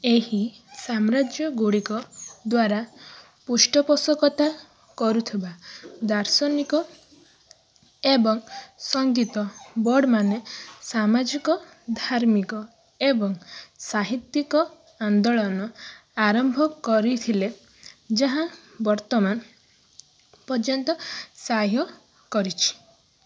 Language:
Odia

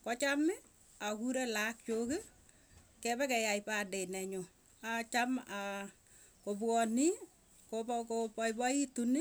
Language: Tugen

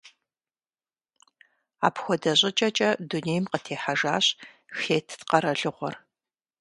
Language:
Kabardian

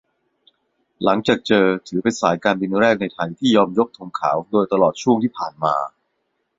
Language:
Thai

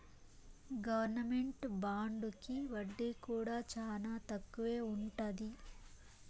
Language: Telugu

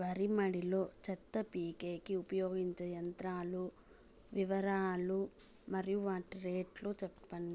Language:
Telugu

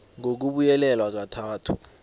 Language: South Ndebele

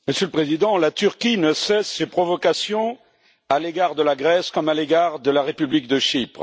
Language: French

